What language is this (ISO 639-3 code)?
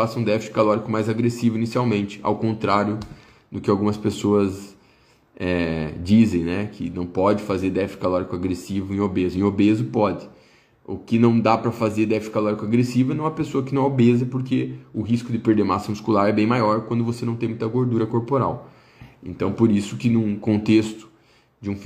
por